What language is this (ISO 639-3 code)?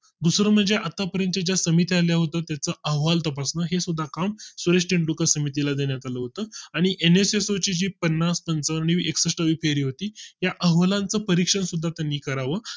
mar